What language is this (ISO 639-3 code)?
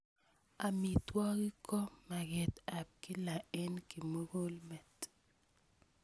kln